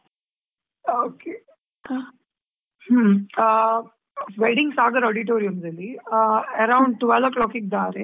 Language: Kannada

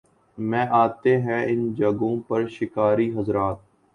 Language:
Urdu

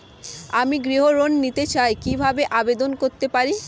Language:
Bangla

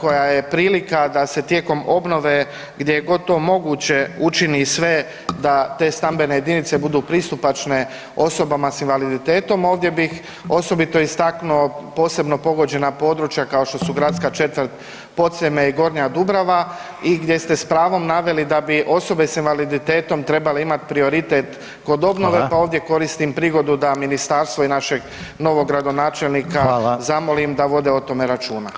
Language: Croatian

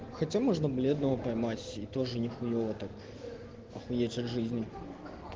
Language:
Russian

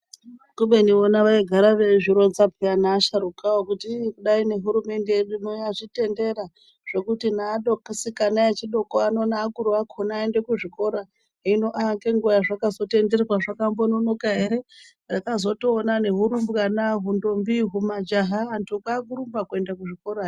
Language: Ndau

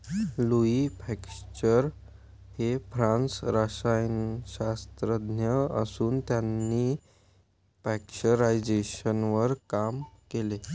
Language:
Marathi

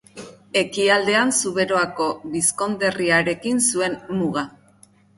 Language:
Basque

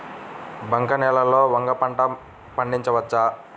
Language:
Telugu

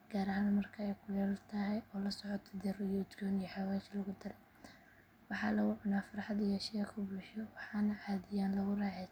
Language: Somali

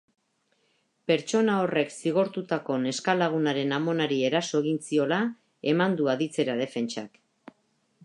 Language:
Basque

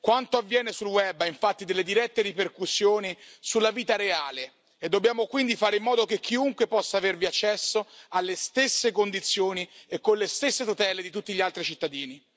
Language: Italian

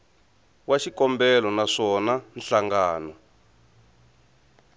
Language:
Tsonga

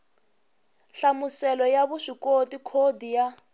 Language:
Tsonga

